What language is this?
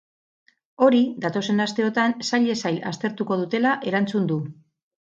Basque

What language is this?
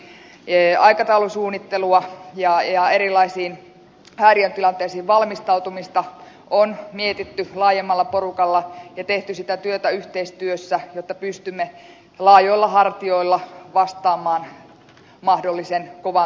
Finnish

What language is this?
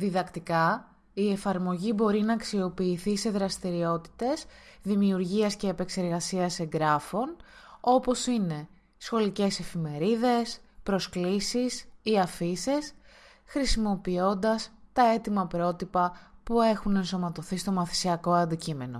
Greek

